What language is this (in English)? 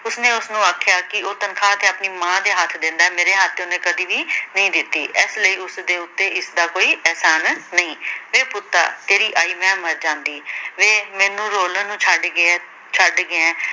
Punjabi